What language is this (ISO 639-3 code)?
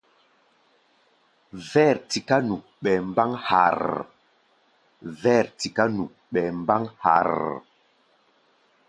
gba